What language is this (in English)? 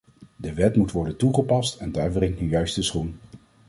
Dutch